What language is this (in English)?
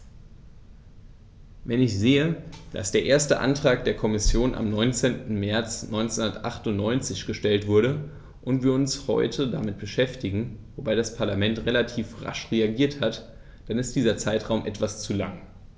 German